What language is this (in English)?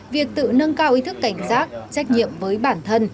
Vietnamese